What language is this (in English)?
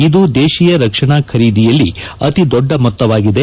Kannada